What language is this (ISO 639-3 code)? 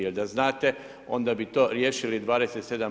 hrv